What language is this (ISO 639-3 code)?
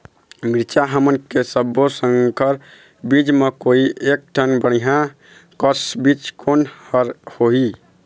hne